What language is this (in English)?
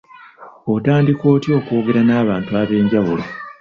Ganda